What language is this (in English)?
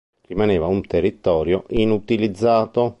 Italian